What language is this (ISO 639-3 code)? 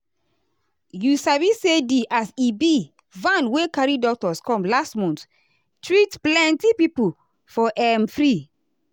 pcm